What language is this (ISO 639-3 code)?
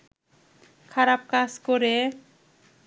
ben